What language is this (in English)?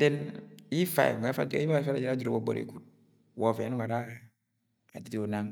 Agwagwune